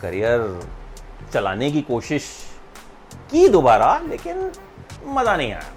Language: Hindi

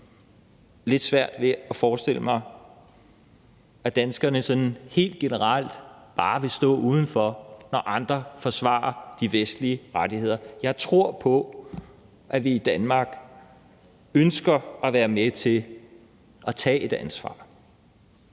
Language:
Danish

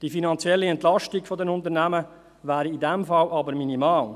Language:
Swiss German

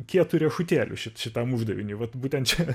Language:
Lithuanian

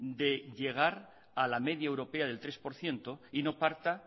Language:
Spanish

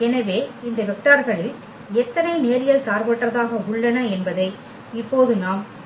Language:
Tamil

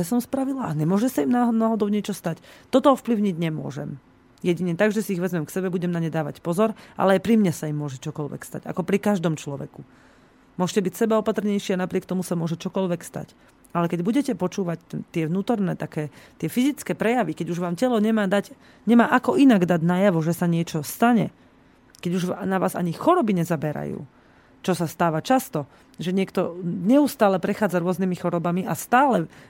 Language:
Slovak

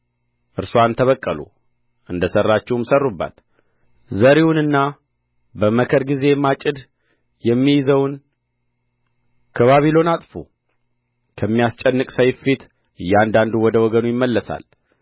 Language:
Amharic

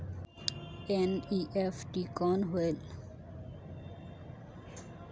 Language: Chhattisgarhi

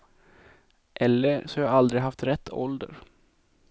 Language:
Swedish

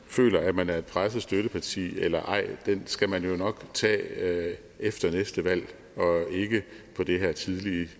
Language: Danish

